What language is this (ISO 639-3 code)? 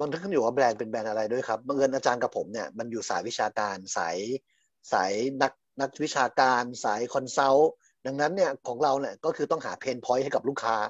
tha